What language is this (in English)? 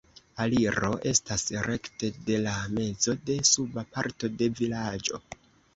Esperanto